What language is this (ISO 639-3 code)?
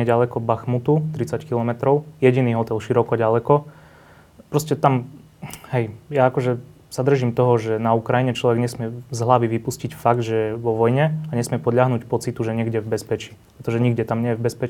slk